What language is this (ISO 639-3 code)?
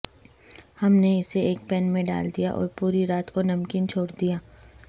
urd